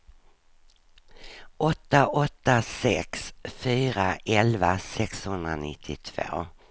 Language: Swedish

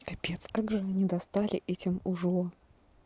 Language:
Russian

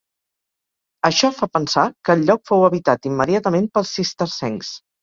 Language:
Catalan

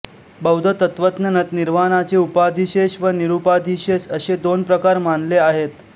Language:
Marathi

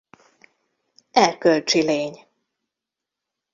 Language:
Hungarian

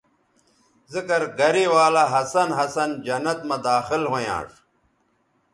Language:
Bateri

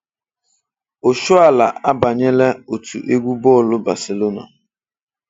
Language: Igbo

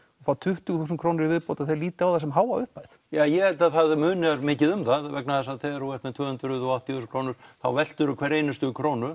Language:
Icelandic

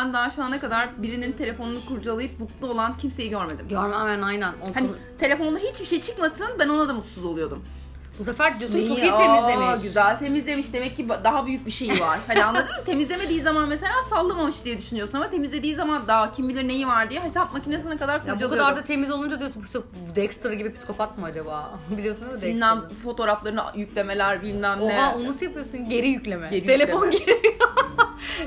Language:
Turkish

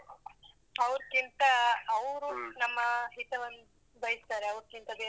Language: Kannada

